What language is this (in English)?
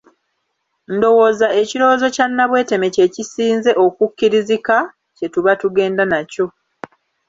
Ganda